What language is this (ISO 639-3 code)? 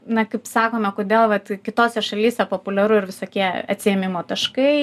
lit